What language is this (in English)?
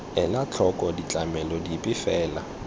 Tswana